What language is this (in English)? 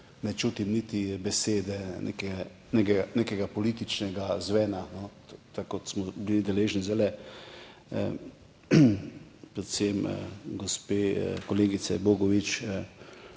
Slovenian